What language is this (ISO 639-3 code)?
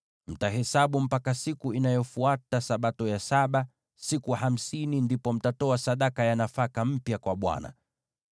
swa